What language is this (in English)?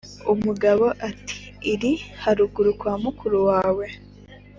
Kinyarwanda